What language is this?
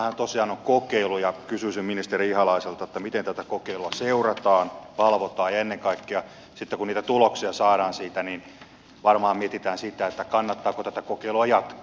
Finnish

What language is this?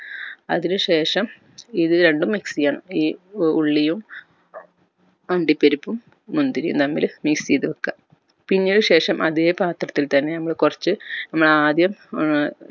Malayalam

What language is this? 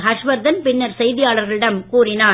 Tamil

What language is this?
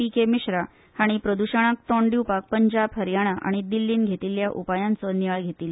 Konkani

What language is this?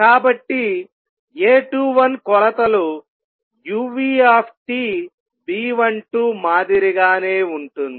Telugu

